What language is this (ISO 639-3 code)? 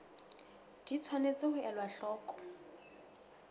sot